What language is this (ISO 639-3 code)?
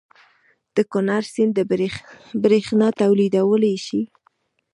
pus